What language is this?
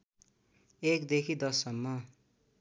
Nepali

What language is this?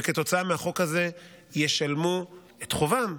Hebrew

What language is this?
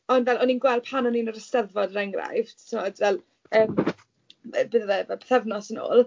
Welsh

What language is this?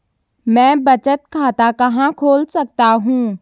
Hindi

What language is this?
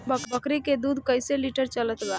Bhojpuri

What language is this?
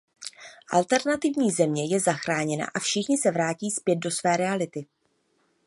Czech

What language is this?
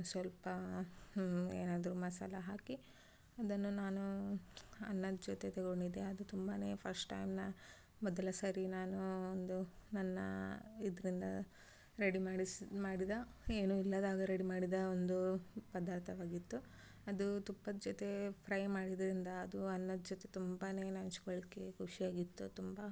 Kannada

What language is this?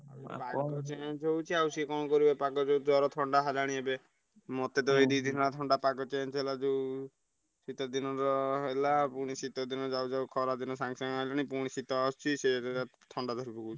Odia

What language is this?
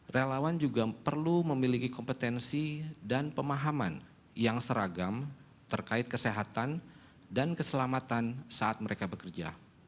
Indonesian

